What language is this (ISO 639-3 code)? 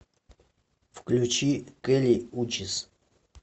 rus